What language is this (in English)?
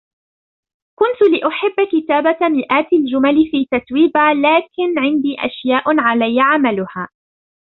Arabic